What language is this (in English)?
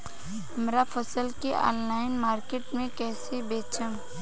Bhojpuri